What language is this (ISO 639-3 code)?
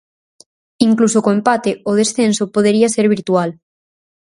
glg